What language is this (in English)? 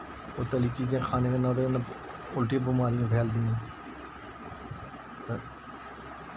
Dogri